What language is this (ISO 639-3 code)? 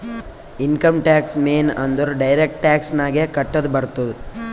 kan